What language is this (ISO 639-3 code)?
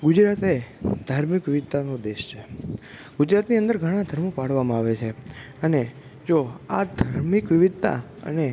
guj